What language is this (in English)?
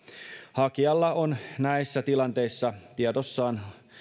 Finnish